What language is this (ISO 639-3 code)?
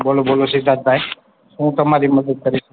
guj